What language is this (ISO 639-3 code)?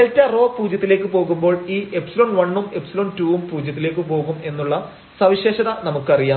mal